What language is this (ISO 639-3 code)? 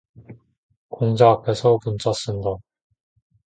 kor